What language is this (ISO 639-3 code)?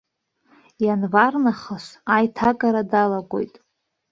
abk